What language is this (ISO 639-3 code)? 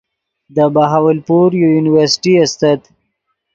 ydg